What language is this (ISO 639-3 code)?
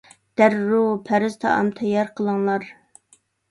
uig